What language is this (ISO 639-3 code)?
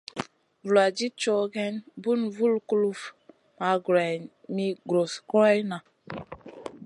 mcn